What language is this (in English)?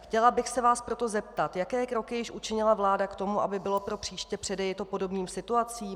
Czech